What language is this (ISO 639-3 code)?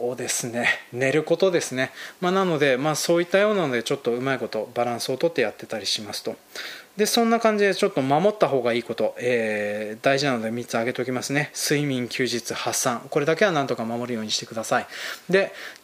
jpn